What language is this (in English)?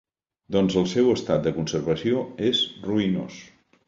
Catalan